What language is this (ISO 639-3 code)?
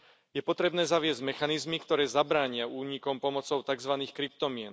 slk